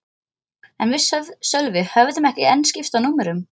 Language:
Icelandic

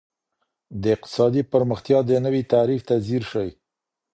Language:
Pashto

